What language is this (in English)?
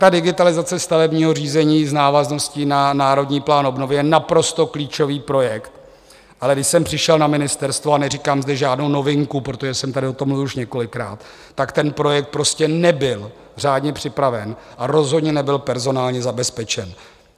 Czech